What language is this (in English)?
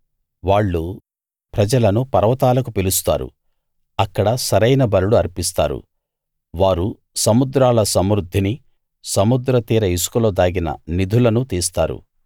Telugu